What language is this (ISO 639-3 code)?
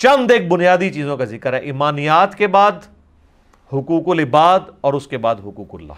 urd